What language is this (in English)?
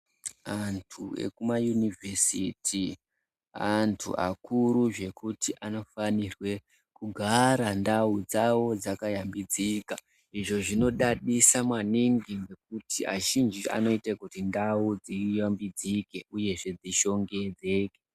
Ndau